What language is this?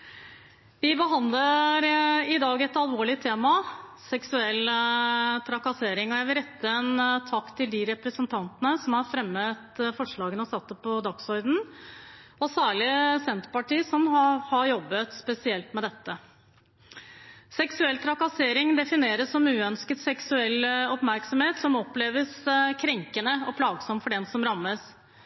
Norwegian Bokmål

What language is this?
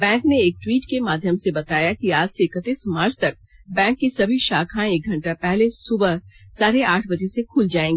Hindi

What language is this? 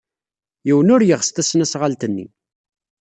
Kabyle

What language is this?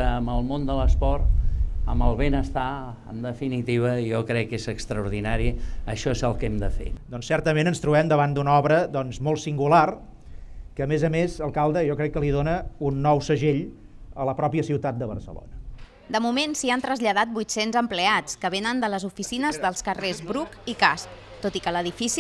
Catalan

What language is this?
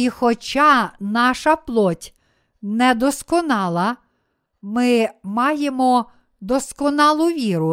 Ukrainian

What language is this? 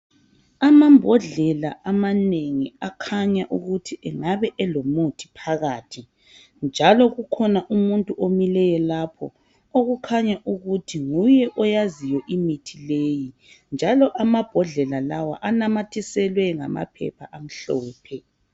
North Ndebele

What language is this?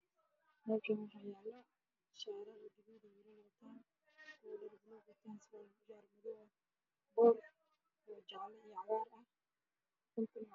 Somali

